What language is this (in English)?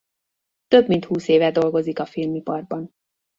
Hungarian